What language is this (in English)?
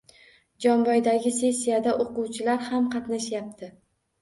Uzbek